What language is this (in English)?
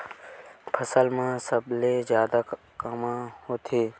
Chhattisgarhi